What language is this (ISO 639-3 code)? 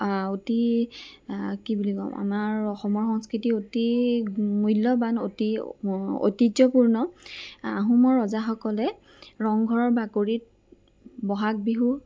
asm